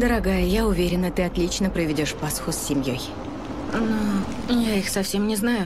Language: Russian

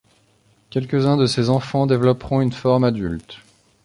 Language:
French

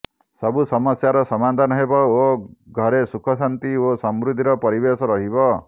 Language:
Odia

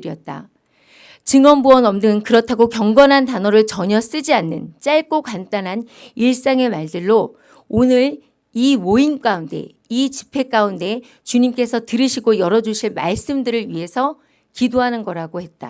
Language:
Korean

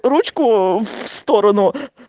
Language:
Russian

